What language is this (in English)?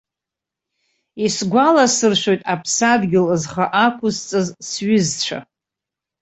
Abkhazian